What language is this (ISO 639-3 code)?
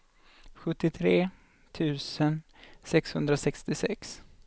swe